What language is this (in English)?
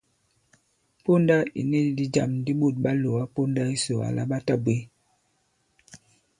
Bankon